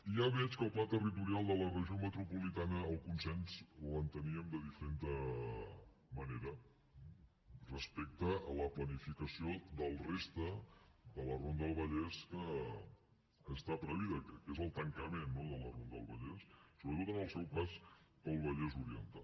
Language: Catalan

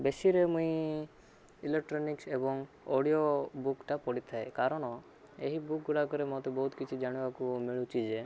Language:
Odia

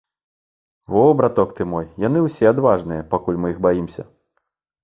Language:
Belarusian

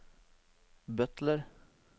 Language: Norwegian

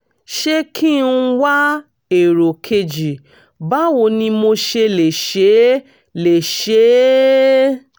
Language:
Yoruba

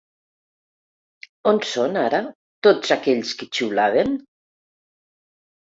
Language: Catalan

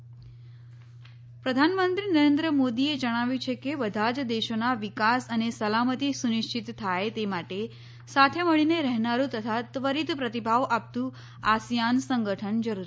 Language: Gujarati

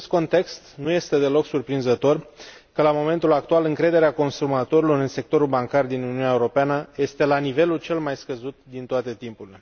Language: Romanian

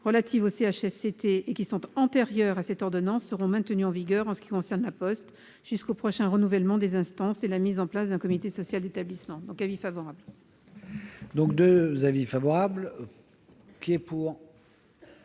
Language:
French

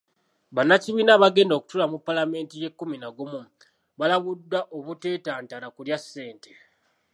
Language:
Ganda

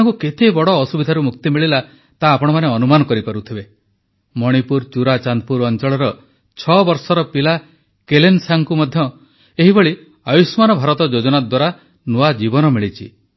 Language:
Odia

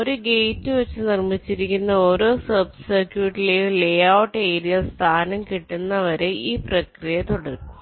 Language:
Malayalam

